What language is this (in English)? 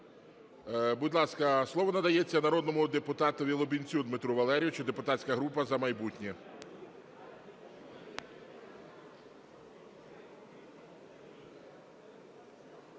Ukrainian